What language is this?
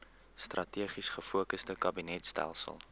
Afrikaans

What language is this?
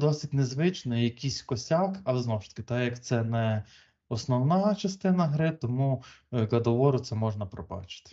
Ukrainian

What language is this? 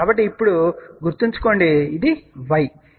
Telugu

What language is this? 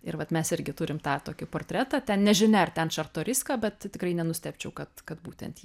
Lithuanian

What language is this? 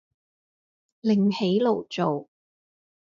Cantonese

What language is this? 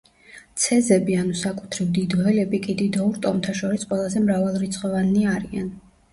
Georgian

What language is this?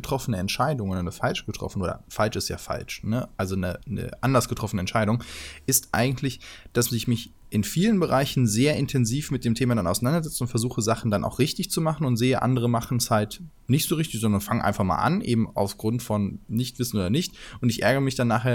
German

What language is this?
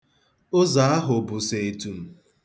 Igbo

